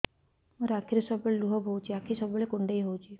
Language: Odia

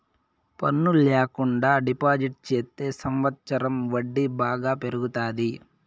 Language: Telugu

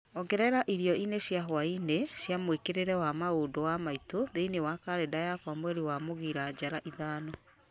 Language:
Kikuyu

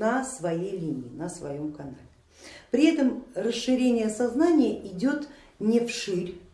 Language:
Russian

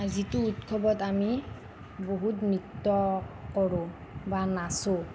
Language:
Assamese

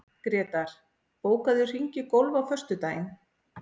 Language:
Icelandic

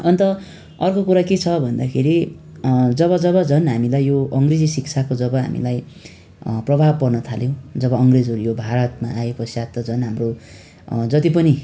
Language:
Nepali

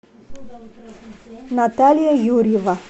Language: Russian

